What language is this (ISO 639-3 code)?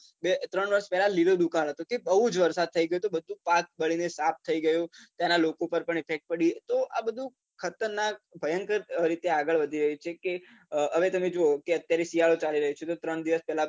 guj